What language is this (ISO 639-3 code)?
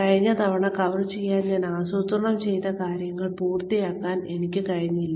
mal